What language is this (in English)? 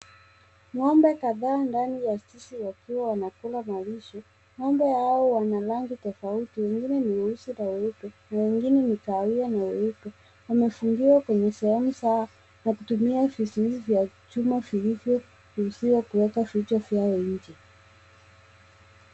Swahili